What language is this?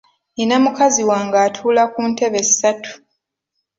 Ganda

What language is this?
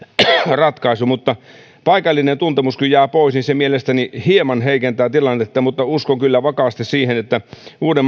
Finnish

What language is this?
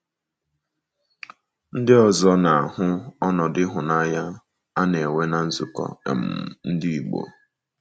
Igbo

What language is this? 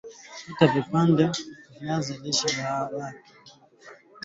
Swahili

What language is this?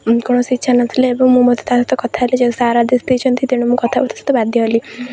Odia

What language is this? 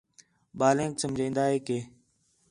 Khetrani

